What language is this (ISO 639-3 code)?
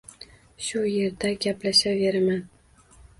uzb